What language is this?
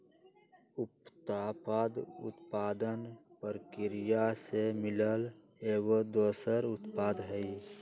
Magahi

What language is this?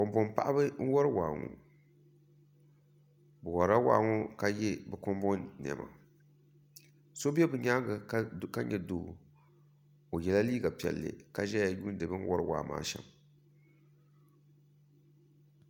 Dagbani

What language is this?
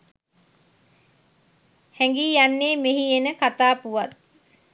Sinhala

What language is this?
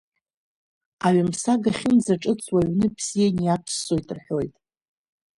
Abkhazian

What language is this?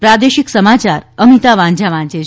Gujarati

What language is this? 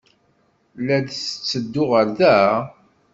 Kabyle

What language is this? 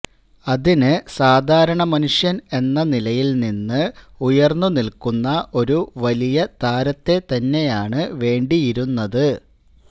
Malayalam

